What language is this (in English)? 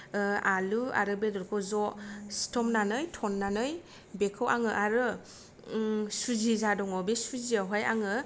Bodo